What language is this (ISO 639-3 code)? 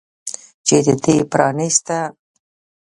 pus